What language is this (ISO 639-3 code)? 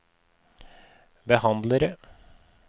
nor